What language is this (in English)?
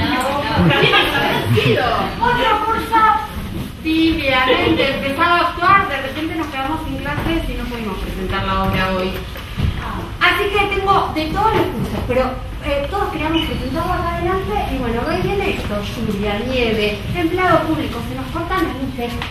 Spanish